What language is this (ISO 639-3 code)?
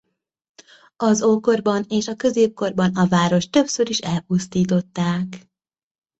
hun